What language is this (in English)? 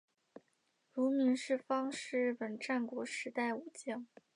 Chinese